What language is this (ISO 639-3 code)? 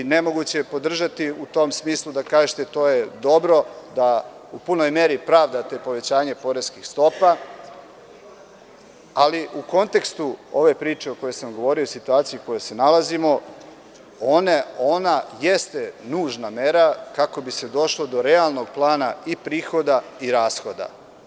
srp